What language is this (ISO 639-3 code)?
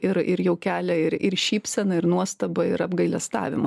lit